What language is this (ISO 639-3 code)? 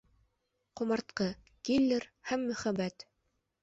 bak